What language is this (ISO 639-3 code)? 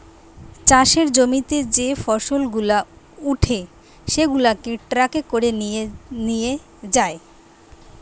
ben